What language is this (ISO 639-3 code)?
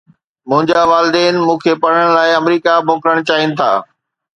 snd